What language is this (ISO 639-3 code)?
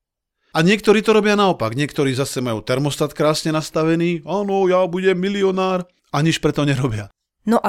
slk